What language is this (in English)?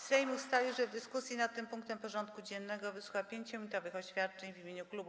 Polish